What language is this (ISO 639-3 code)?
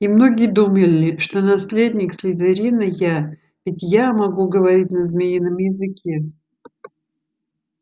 rus